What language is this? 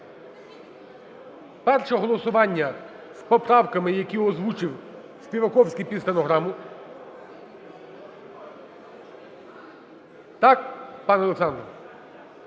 Ukrainian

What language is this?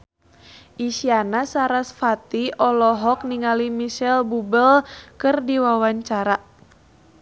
Sundanese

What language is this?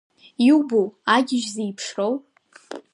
Abkhazian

